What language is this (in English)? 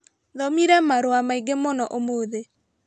Kikuyu